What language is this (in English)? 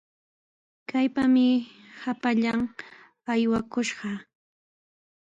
Sihuas Ancash Quechua